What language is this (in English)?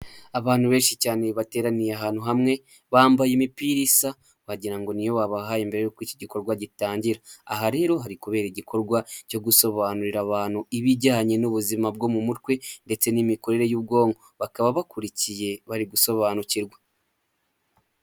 Kinyarwanda